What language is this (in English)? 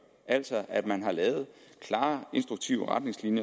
Danish